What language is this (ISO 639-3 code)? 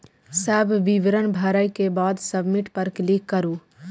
mai